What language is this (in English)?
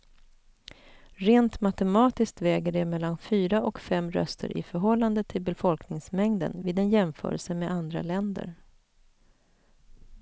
Swedish